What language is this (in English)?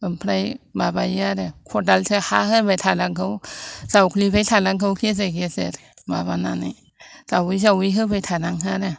Bodo